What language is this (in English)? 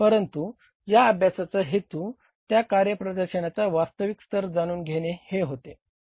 Marathi